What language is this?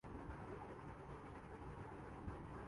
Urdu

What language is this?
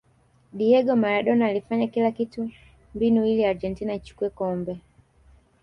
Swahili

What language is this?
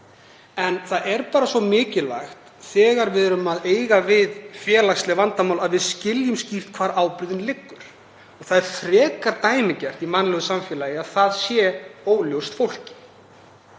Icelandic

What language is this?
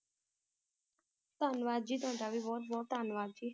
Punjabi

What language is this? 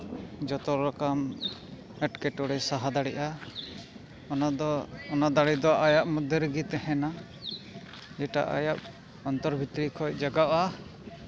Santali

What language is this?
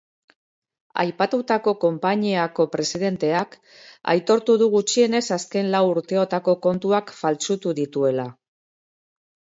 Basque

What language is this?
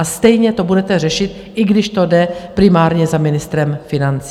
Czech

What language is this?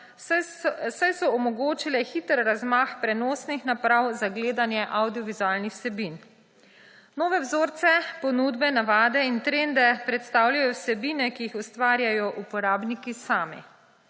Slovenian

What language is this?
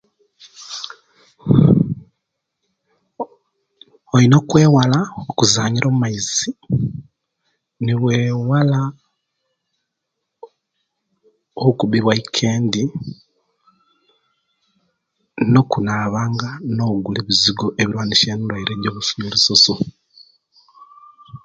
Kenyi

